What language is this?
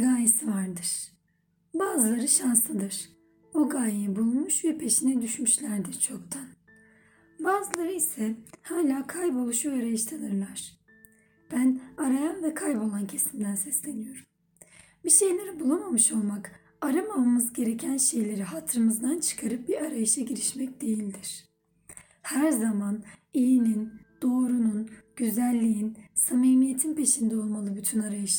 Turkish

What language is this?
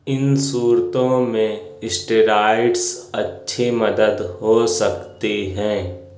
Urdu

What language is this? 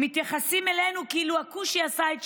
Hebrew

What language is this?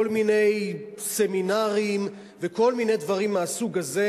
Hebrew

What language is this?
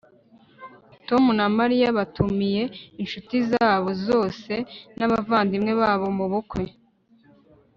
Kinyarwanda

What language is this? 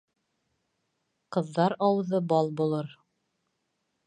Bashkir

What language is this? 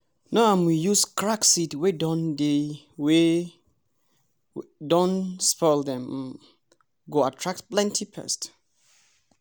Nigerian Pidgin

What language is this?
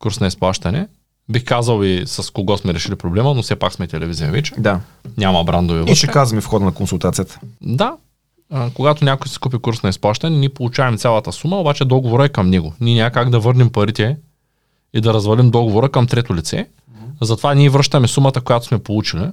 Bulgarian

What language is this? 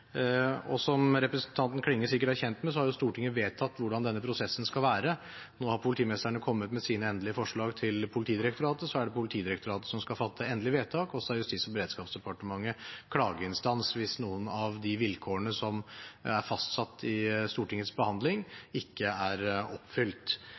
Norwegian Bokmål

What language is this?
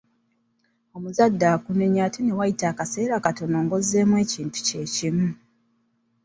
Ganda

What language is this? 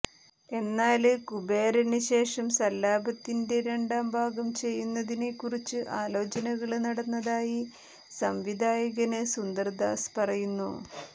Malayalam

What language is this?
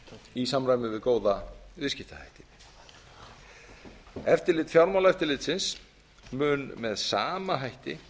Icelandic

